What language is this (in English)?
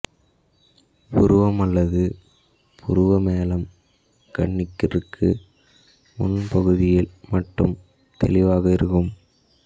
Tamil